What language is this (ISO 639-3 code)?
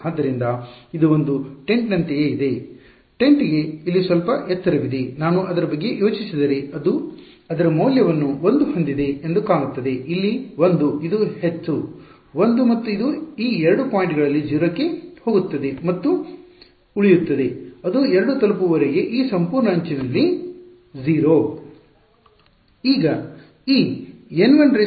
kan